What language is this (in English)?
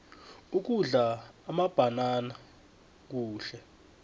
South Ndebele